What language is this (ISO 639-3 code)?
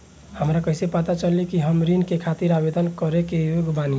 bho